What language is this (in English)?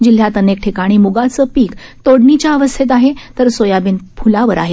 Marathi